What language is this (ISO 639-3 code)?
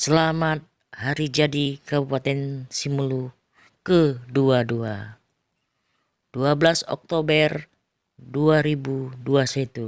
ind